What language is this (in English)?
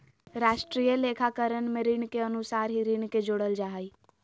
Magahi